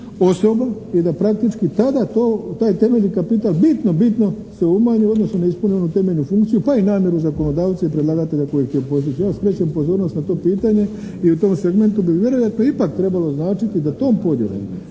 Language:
Croatian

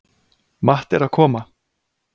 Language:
Icelandic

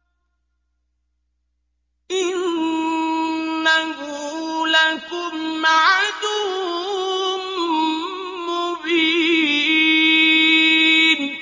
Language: Arabic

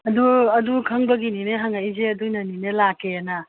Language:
Manipuri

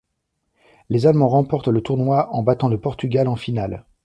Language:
French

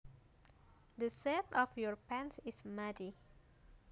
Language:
Javanese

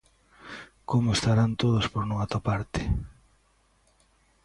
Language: Galician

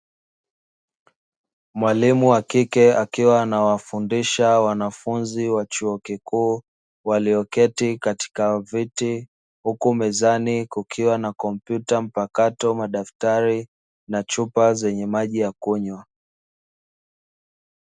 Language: Swahili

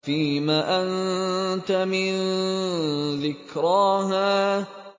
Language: Arabic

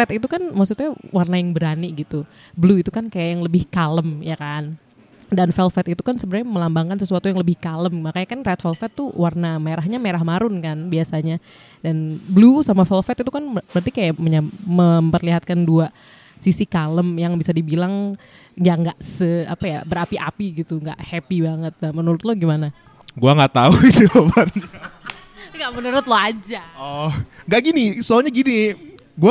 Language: Indonesian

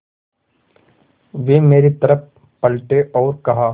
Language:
Hindi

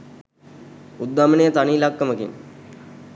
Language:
Sinhala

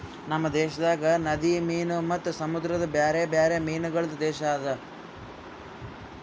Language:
Kannada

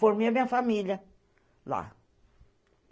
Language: Portuguese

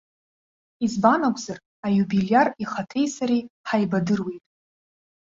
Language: Abkhazian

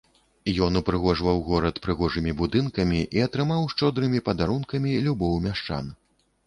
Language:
Belarusian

